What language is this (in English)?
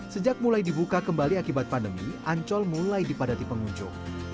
Indonesian